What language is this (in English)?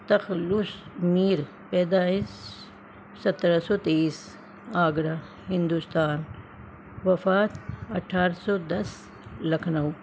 Urdu